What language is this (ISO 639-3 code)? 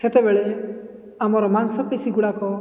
ori